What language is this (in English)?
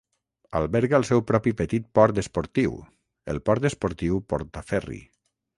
Catalan